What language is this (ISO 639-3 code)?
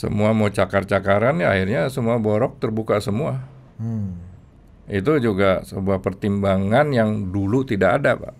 ind